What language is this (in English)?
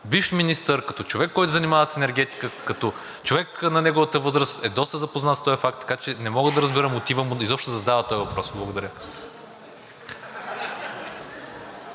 Bulgarian